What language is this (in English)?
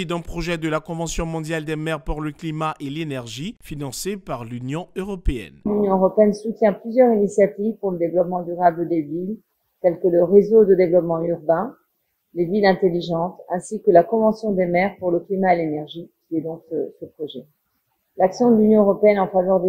French